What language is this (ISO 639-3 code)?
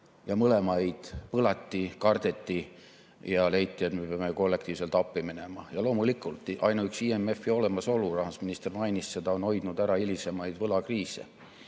est